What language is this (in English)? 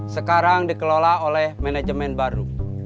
Indonesian